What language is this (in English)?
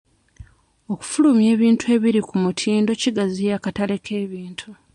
Ganda